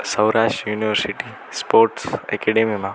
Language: Gujarati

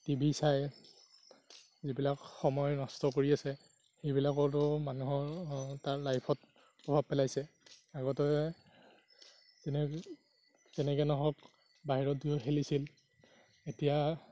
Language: Assamese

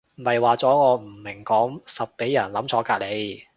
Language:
Cantonese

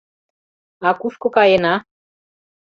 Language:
Mari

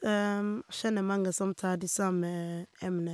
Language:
Norwegian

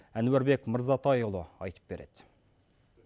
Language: Kazakh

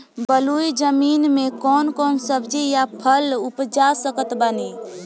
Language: Bhojpuri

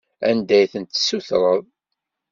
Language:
Kabyle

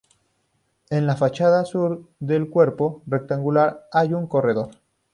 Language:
Spanish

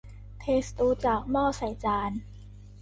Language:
Thai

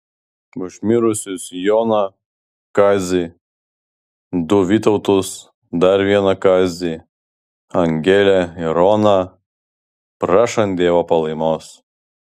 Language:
Lithuanian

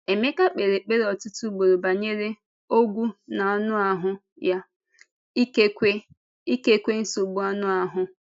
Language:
Igbo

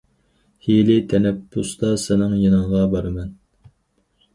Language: Uyghur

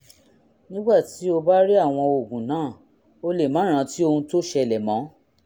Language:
Yoruba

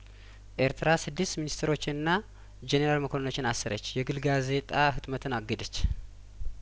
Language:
Amharic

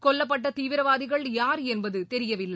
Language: Tamil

